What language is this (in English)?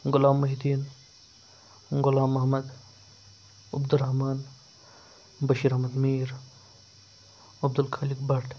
Kashmiri